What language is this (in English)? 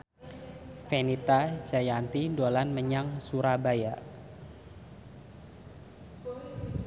Javanese